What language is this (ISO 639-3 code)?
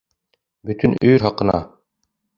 bak